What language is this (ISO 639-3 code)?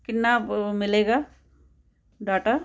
pan